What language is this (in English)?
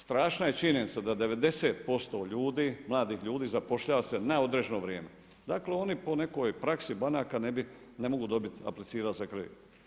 Croatian